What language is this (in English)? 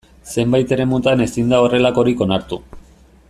Basque